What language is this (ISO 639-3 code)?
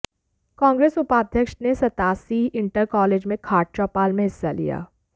hin